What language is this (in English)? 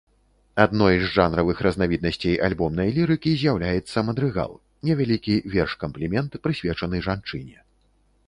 Belarusian